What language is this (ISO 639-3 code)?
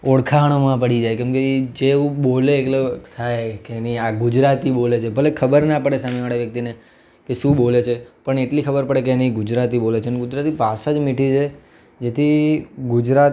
guj